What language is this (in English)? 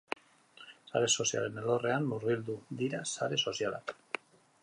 Basque